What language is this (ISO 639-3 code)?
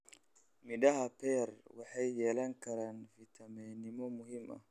som